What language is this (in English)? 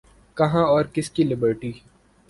Urdu